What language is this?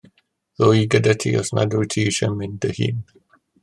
Welsh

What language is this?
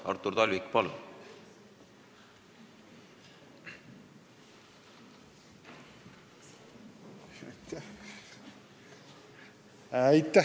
Estonian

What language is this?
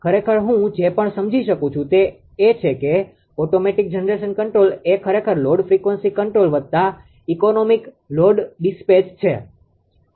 Gujarati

